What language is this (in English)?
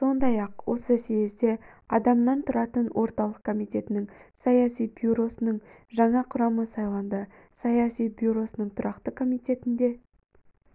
Kazakh